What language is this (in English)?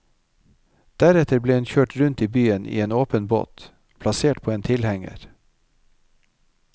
Norwegian